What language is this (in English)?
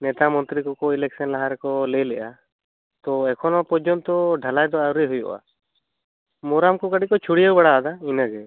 Santali